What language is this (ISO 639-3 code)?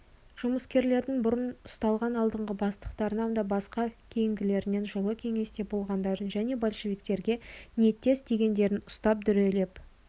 kaz